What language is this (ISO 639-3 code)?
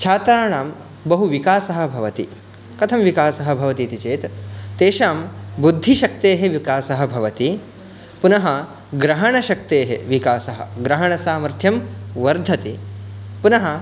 san